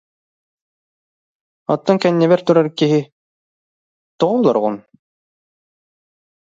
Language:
Yakut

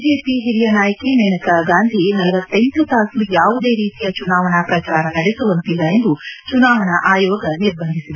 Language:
Kannada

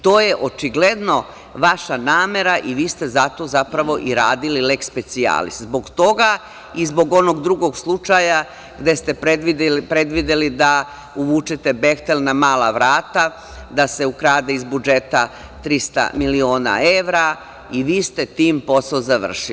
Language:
Serbian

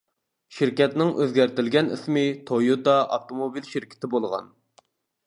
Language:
Uyghur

